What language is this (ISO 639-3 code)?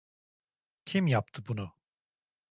tur